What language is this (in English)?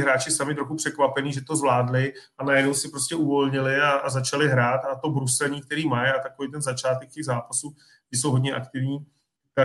Czech